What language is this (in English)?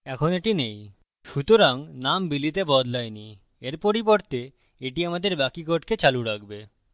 Bangla